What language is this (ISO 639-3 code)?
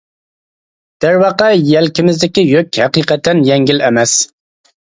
uig